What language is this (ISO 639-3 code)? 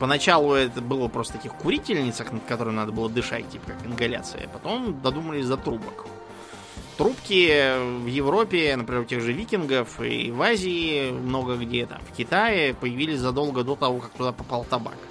rus